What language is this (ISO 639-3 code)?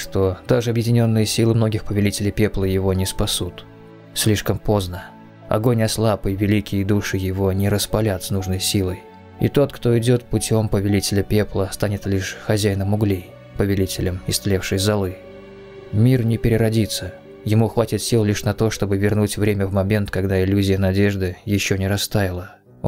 rus